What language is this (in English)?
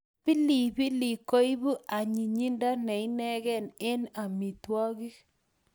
Kalenjin